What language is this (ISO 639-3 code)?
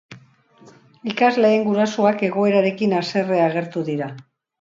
eus